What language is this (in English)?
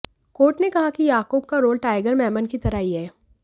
Hindi